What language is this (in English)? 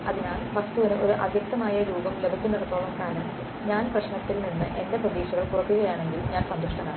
Malayalam